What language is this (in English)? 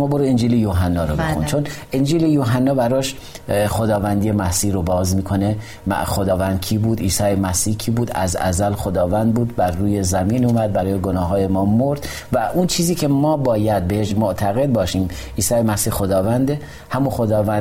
Persian